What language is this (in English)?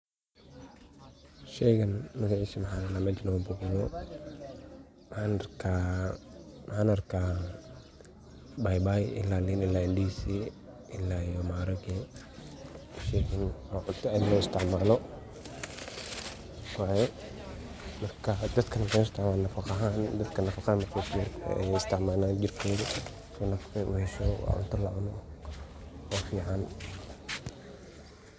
Somali